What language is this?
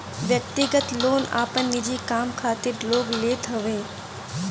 Bhojpuri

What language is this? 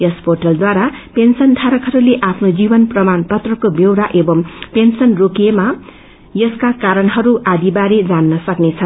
Nepali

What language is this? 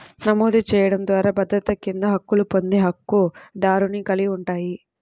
Telugu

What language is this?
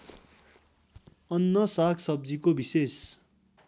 Nepali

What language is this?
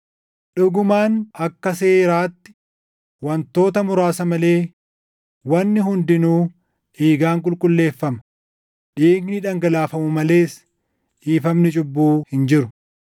Oromo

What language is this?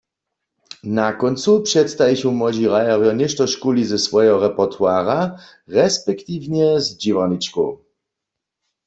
Upper Sorbian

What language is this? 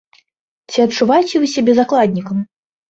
Belarusian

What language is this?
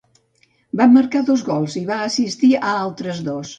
Catalan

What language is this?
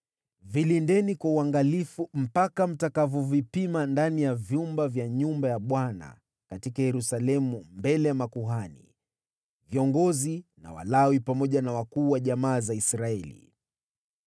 Swahili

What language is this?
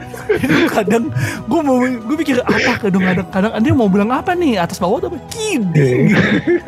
Indonesian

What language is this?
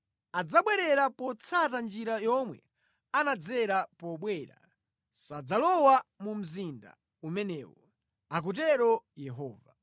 Nyanja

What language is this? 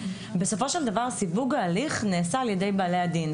Hebrew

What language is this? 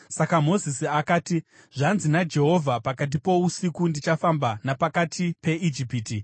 Shona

